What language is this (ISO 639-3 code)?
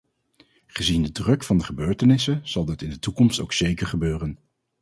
nld